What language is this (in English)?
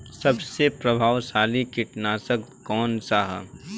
Bhojpuri